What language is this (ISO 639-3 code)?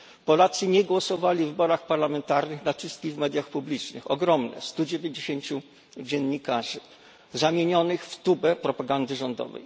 pol